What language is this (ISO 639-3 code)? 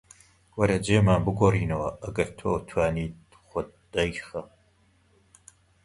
ckb